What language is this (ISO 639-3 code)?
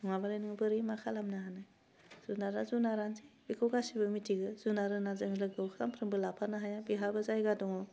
brx